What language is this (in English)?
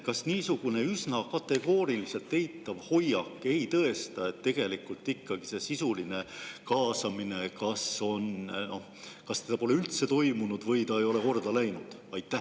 Estonian